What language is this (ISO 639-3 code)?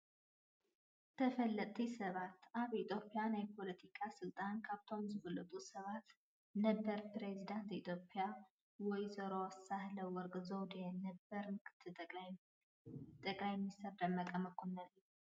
tir